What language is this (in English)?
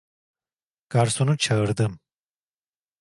Turkish